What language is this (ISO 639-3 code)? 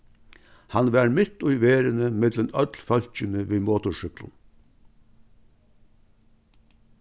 fao